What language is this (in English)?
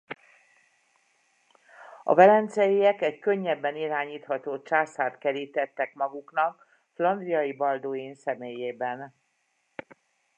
Hungarian